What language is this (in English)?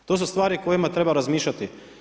Croatian